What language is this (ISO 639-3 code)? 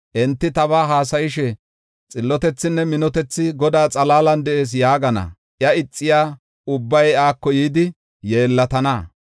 gof